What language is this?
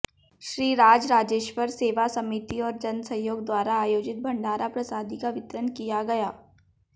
Hindi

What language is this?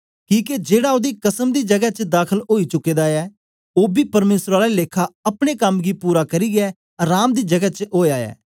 Dogri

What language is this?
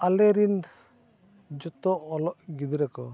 Santali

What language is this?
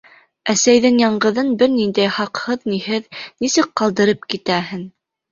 Bashkir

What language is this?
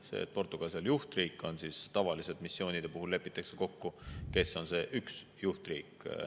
Estonian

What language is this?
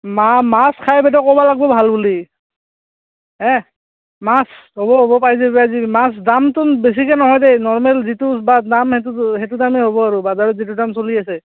Assamese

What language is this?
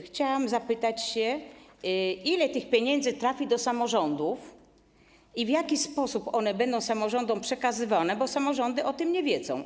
Polish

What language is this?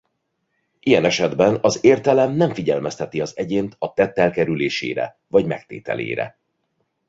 Hungarian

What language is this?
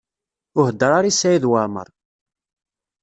Kabyle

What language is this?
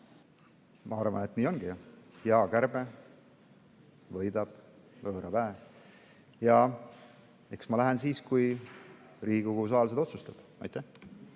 Estonian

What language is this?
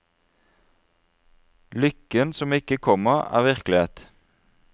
Norwegian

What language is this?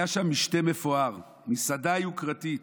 Hebrew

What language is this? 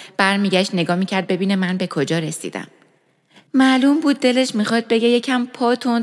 Persian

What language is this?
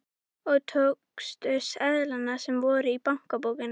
Icelandic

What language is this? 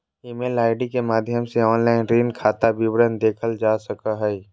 Magahi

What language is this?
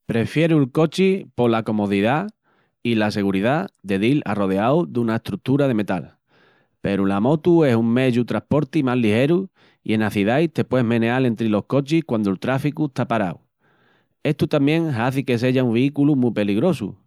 Extremaduran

